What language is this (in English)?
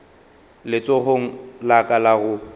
Northern Sotho